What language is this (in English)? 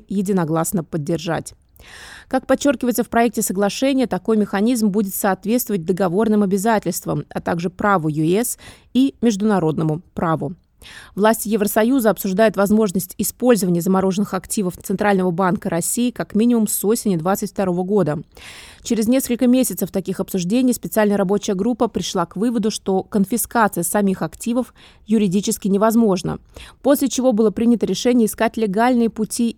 Russian